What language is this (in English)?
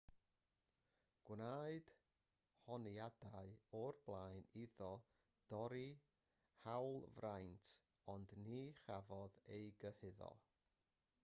Welsh